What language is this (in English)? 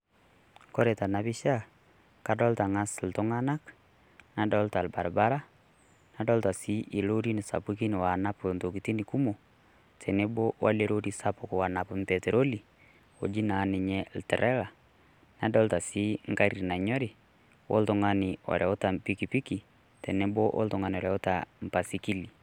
Masai